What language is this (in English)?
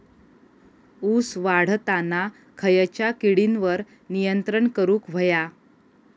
Marathi